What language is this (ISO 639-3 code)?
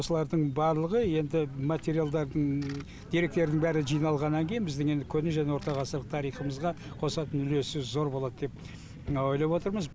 kaz